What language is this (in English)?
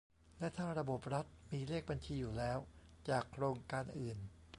Thai